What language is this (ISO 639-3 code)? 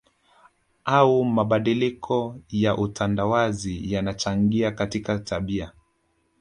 swa